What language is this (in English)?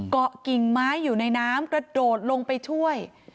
Thai